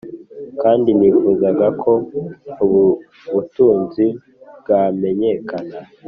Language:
Kinyarwanda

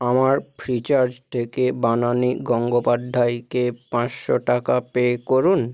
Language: Bangla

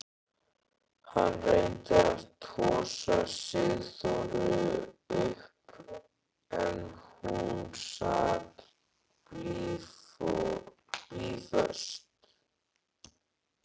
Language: Icelandic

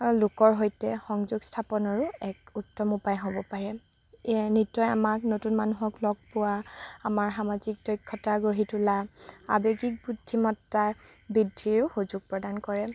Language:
Assamese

